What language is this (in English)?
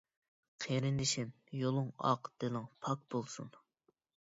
Uyghur